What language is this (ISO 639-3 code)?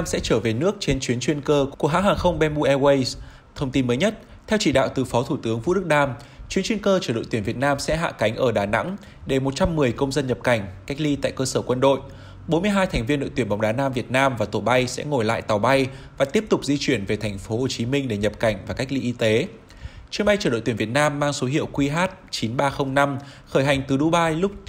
vie